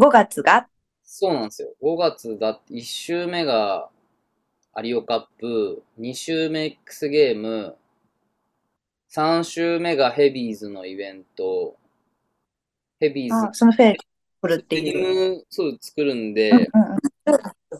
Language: Japanese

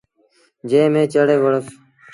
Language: Sindhi Bhil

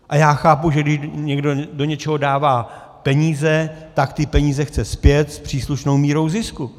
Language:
Czech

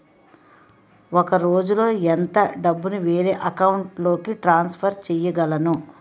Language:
Telugu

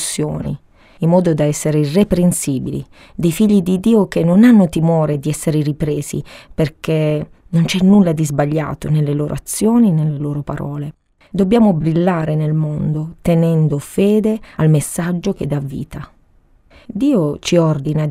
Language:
Italian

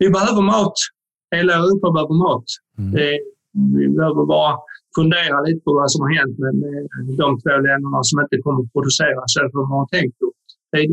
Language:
Swedish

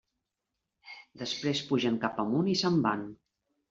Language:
Catalan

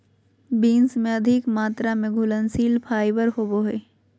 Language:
Magahi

